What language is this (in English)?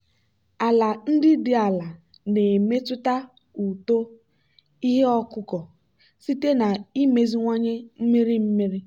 Igbo